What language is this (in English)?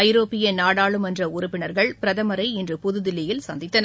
Tamil